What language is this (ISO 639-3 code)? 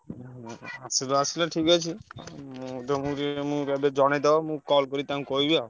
ori